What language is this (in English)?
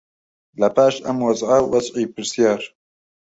Central Kurdish